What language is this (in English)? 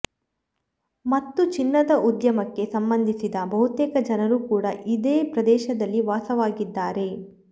Kannada